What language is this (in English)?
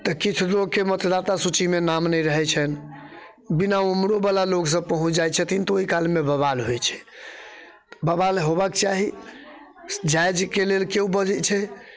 Maithili